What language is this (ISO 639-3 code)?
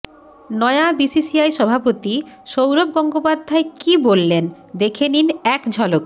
ben